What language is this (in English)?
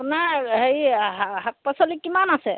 Assamese